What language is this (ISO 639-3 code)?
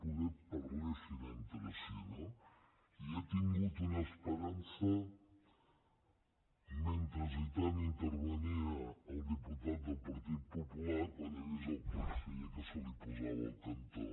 cat